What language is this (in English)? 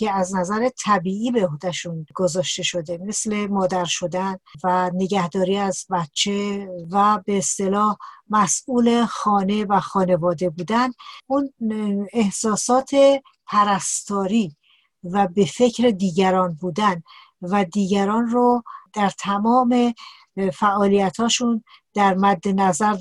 Persian